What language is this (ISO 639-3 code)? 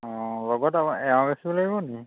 asm